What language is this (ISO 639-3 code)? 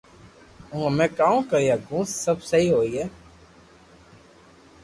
lrk